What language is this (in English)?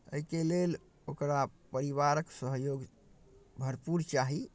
Maithili